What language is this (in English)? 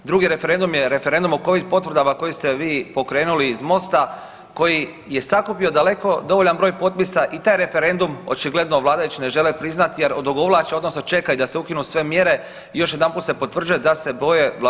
Croatian